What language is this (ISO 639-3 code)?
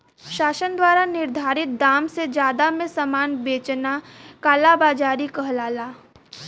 bho